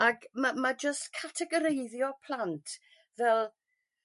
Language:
Welsh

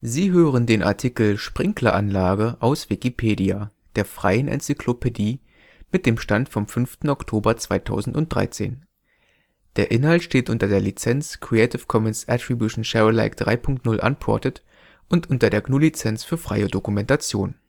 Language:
German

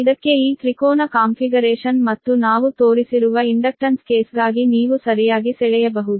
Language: Kannada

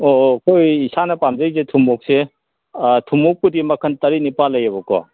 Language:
Manipuri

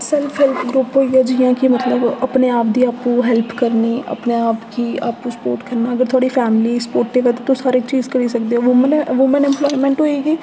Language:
Dogri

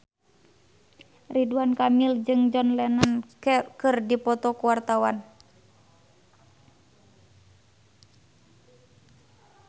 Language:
Sundanese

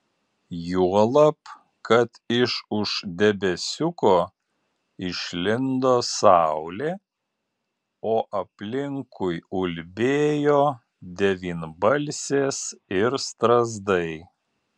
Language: Lithuanian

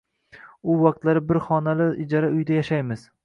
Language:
Uzbek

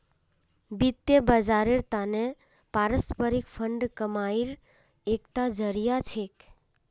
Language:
Magahi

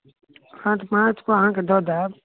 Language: Maithili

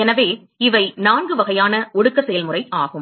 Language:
Tamil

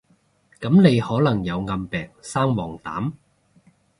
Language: Cantonese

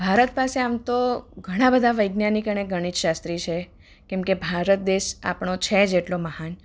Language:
Gujarati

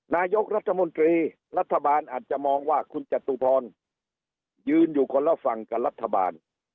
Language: Thai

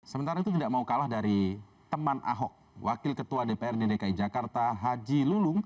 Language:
Indonesian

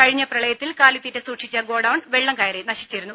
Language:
Malayalam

